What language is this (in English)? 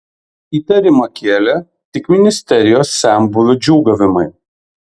Lithuanian